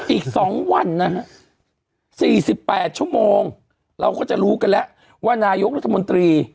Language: Thai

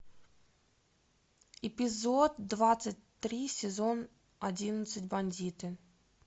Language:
Russian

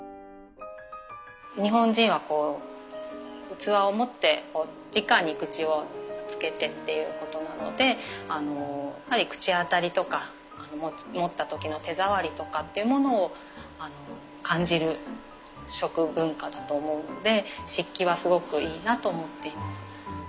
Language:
Japanese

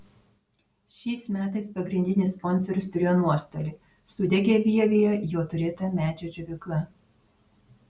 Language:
Lithuanian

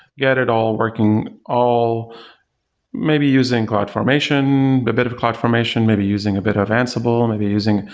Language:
English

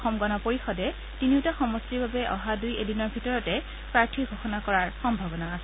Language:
Assamese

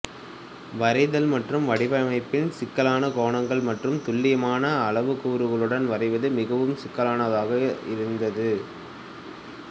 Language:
Tamil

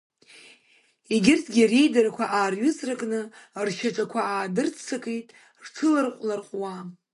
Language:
Abkhazian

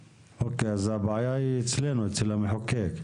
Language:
Hebrew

